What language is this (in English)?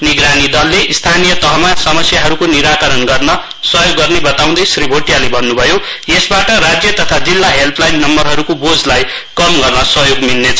Nepali